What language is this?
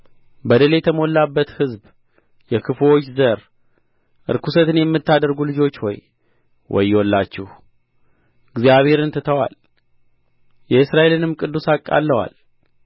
Amharic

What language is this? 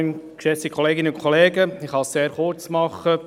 Swiss German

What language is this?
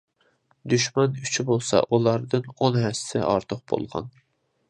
Uyghur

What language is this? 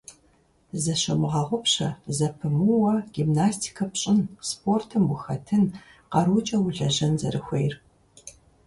Kabardian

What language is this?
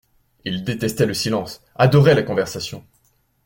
French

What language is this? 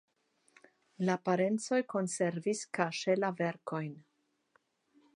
Esperanto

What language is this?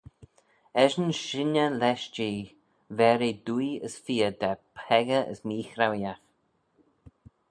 Manx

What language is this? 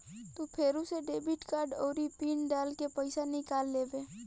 Bhojpuri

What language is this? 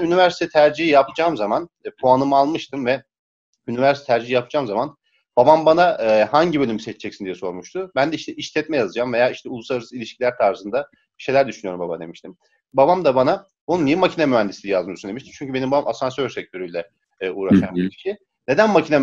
Turkish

